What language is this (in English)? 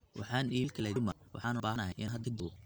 Somali